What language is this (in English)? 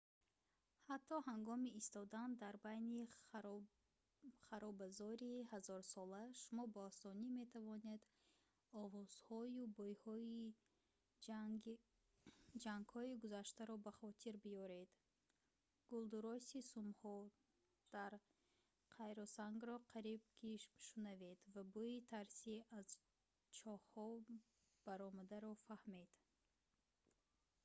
Tajik